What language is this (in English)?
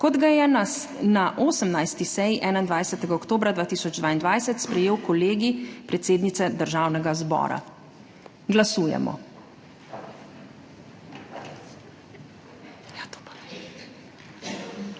Slovenian